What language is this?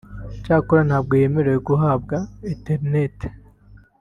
Kinyarwanda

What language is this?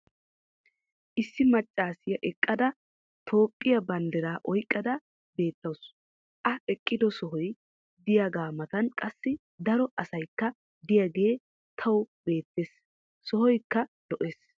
Wolaytta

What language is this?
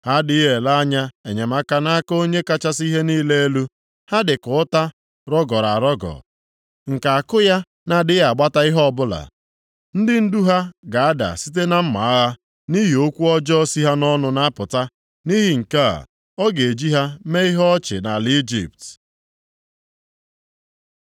Igbo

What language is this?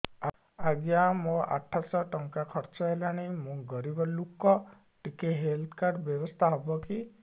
Odia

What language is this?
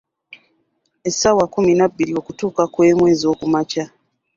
Ganda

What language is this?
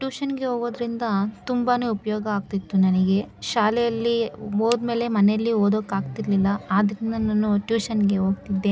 Kannada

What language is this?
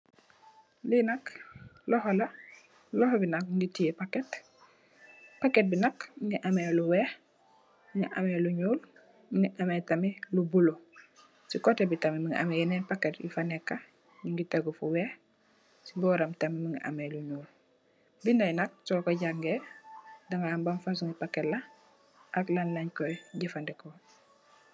Wolof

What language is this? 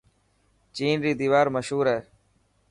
Dhatki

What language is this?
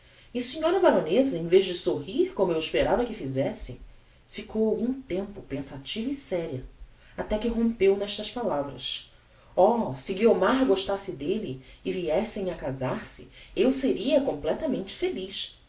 Portuguese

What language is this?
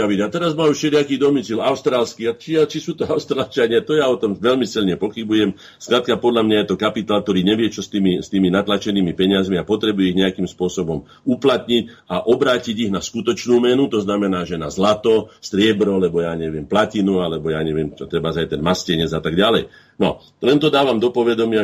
Slovak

